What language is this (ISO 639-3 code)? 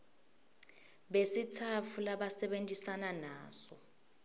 ssw